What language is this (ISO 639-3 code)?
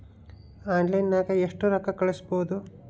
kan